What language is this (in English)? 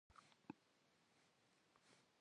Kabardian